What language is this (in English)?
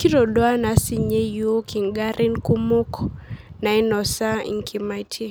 Masai